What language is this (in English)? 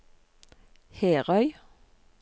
Norwegian